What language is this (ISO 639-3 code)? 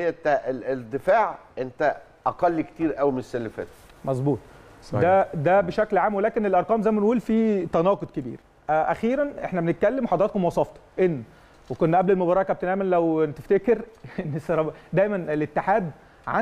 ara